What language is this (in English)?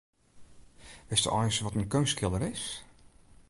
Western Frisian